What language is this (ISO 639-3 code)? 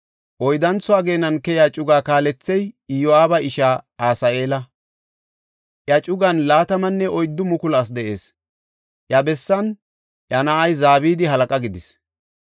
gof